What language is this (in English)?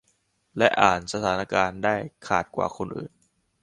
Thai